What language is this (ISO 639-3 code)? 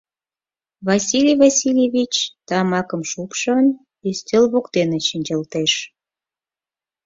chm